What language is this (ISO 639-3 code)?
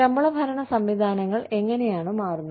mal